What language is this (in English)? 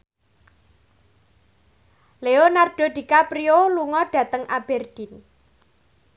Javanese